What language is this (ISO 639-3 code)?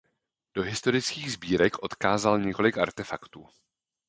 ces